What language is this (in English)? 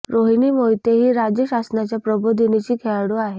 Marathi